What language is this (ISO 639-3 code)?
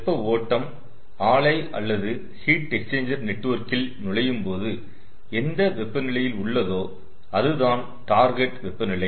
tam